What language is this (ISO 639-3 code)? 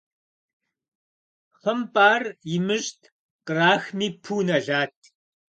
kbd